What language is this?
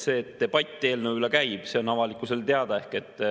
Estonian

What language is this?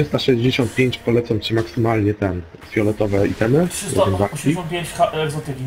Polish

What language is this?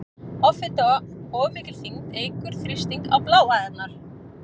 Icelandic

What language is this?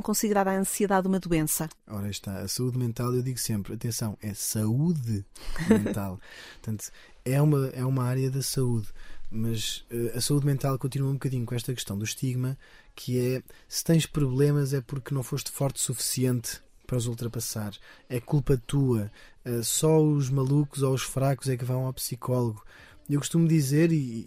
Portuguese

